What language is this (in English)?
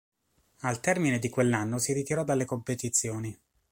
Italian